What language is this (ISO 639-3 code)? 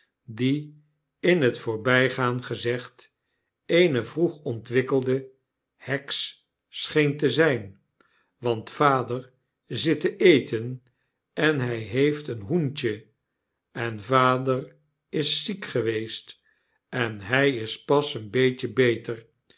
nld